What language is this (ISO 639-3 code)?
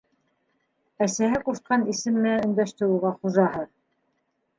bak